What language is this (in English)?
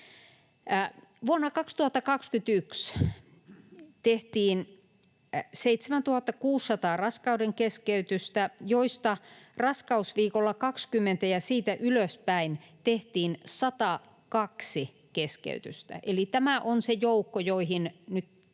Finnish